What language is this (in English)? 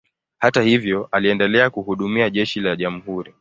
Swahili